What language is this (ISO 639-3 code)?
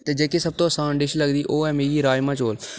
doi